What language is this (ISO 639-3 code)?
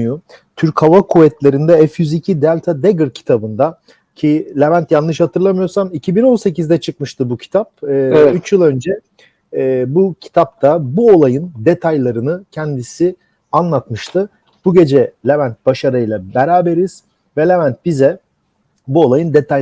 tur